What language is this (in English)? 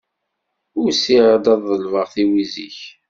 Kabyle